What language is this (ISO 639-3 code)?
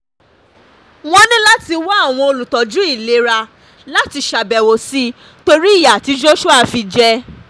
yor